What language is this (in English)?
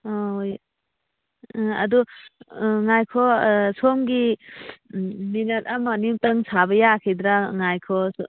Manipuri